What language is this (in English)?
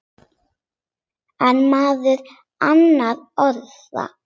Icelandic